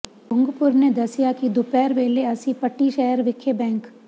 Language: Punjabi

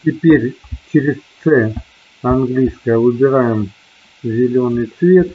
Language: Russian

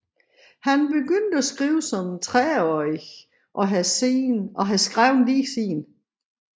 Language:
Danish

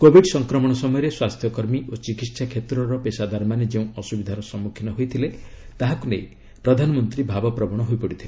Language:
Odia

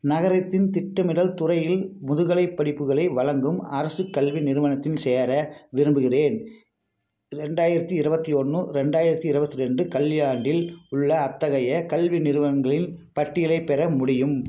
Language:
Tamil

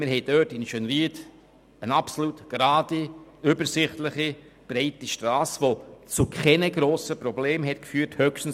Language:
Swiss German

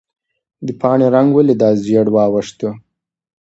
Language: Pashto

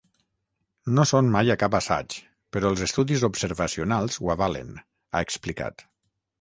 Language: Catalan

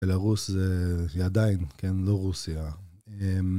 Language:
Hebrew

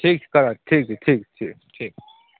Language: Maithili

